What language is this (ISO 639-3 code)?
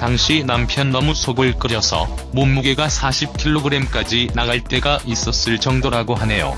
kor